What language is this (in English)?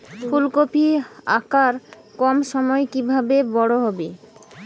Bangla